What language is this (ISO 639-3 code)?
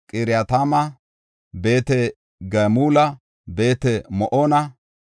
gof